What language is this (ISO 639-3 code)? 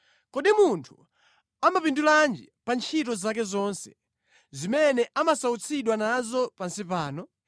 nya